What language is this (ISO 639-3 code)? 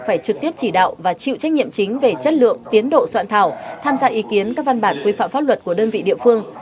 vie